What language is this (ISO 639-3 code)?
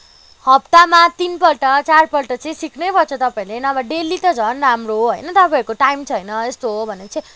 nep